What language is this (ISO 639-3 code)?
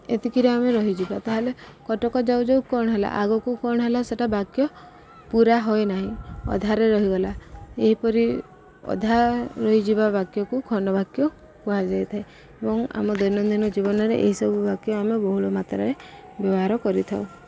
ori